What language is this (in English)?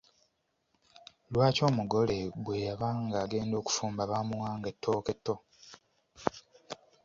Ganda